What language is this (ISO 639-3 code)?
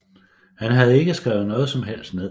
dan